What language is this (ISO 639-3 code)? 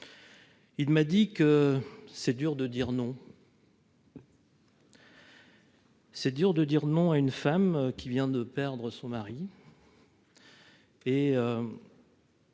fra